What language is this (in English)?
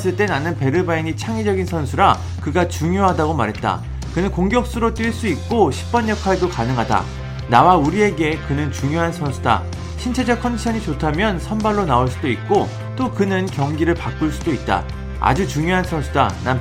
Korean